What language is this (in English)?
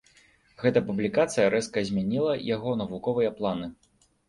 Belarusian